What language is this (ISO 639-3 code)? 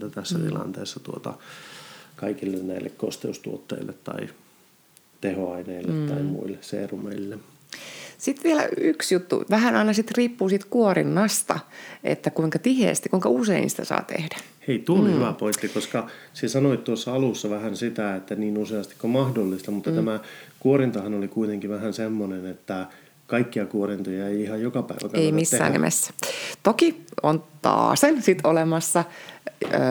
fin